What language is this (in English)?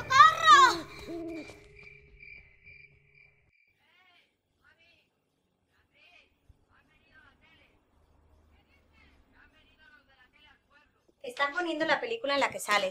Spanish